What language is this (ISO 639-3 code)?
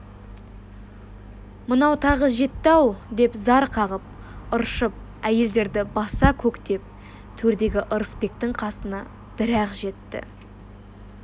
kaz